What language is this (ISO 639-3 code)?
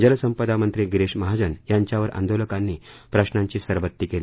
mar